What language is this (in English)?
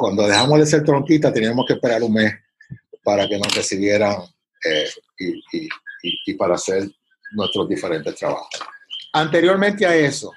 Spanish